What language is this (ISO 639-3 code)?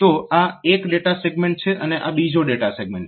guj